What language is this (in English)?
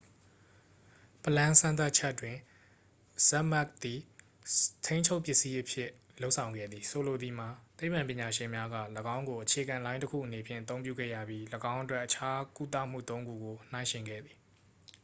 Burmese